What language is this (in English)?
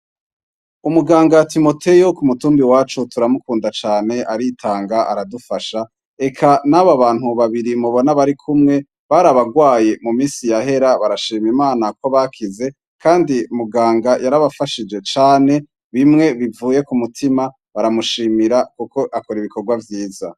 Rundi